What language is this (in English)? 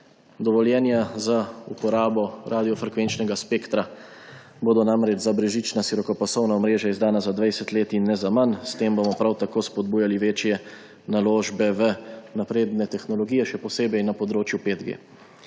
Slovenian